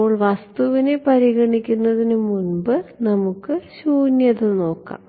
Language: Malayalam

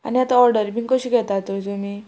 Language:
Konkani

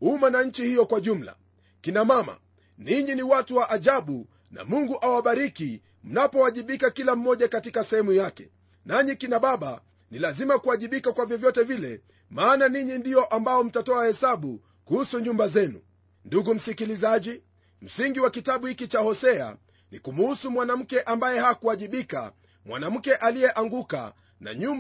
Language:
Swahili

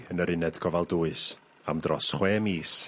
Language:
Welsh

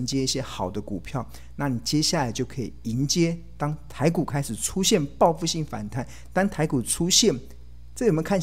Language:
Chinese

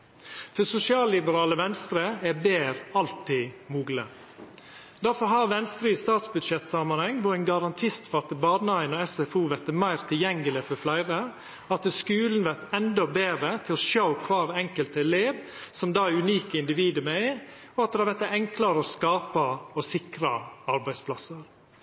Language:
Norwegian Nynorsk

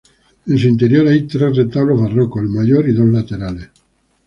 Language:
Spanish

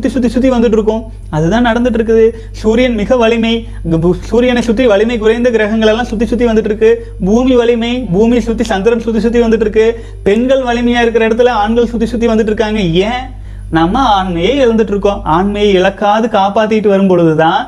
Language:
Tamil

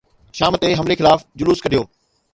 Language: Sindhi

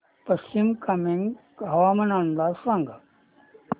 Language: Marathi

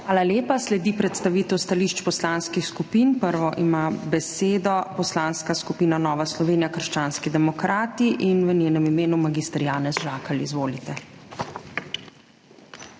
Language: Slovenian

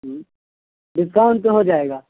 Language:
Urdu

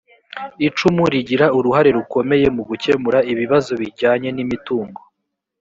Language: Kinyarwanda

